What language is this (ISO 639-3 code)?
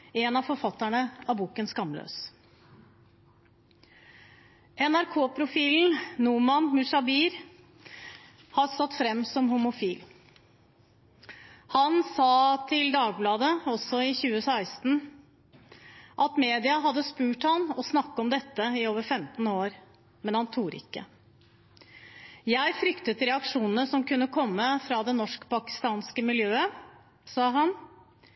nob